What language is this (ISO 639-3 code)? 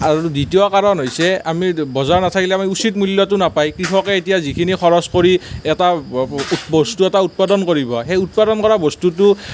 asm